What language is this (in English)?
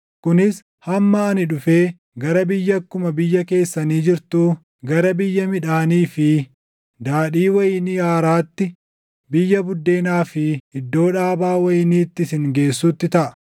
Oromo